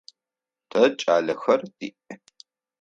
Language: Adyghe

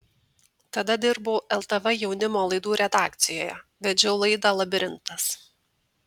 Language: Lithuanian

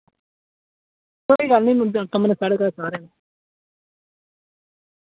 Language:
Dogri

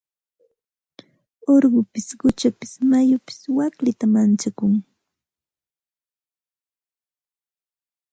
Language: Santa Ana de Tusi Pasco Quechua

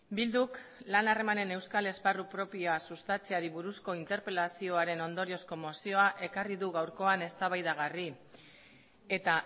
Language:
Basque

